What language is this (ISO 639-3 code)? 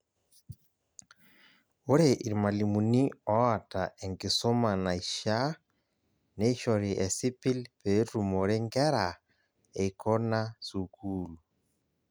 mas